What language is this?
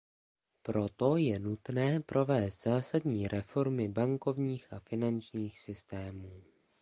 Czech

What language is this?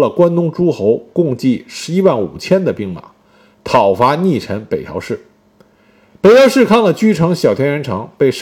Chinese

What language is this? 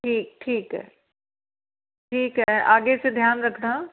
Hindi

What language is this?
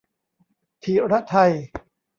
Thai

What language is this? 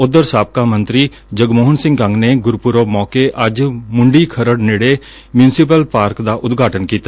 Punjabi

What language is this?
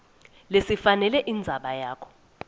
Swati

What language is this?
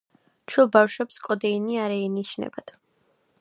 Georgian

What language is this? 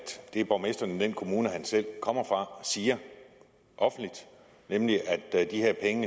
Danish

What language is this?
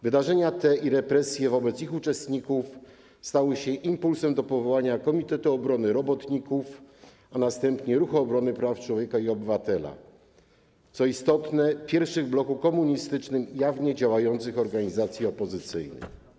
Polish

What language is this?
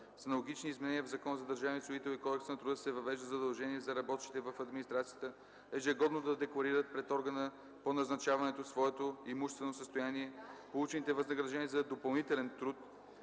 Bulgarian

